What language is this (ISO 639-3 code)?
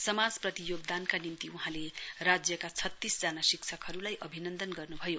nep